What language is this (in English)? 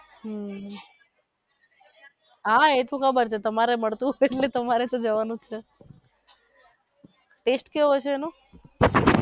Gujarati